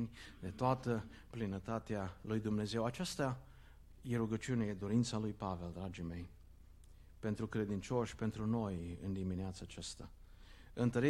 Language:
Romanian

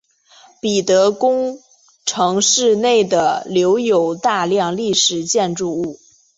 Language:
Chinese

